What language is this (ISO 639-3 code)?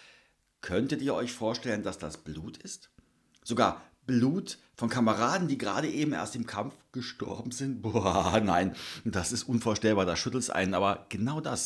deu